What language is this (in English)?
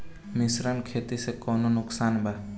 Bhojpuri